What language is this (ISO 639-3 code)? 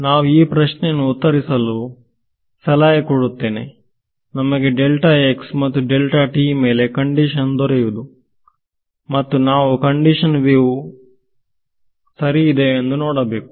kan